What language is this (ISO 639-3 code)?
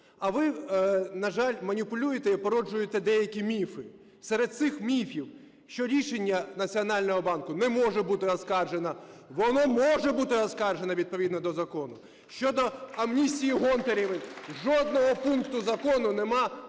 ukr